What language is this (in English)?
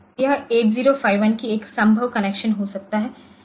Hindi